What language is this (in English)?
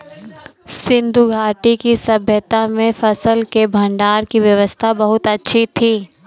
Hindi